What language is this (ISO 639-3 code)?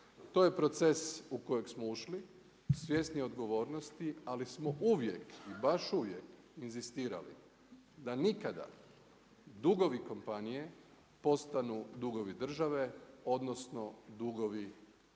hrv